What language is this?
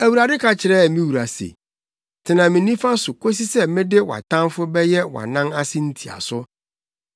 Akan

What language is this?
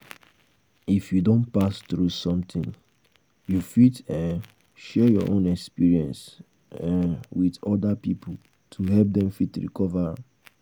Nigerian Pidgin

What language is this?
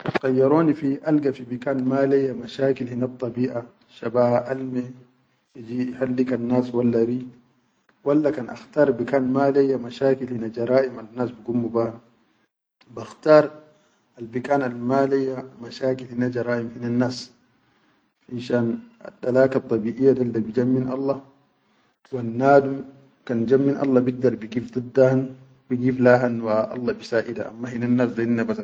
Chadian Arabic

